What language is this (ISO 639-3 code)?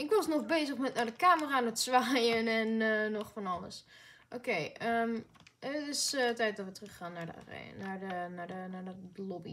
nld